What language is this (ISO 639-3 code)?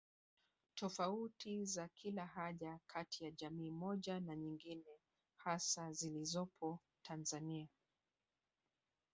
swa